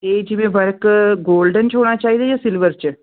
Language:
Punjabi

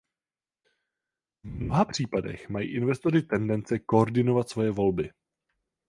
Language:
Czech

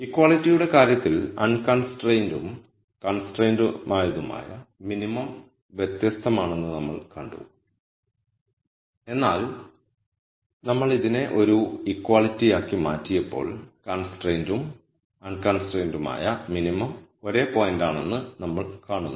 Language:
Malayalam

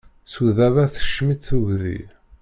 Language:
Kabyle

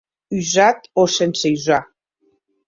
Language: Occitan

